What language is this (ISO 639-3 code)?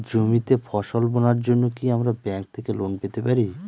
ben